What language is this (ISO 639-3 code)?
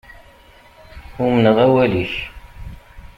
kab